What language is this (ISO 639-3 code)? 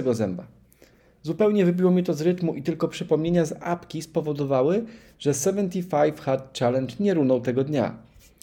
pol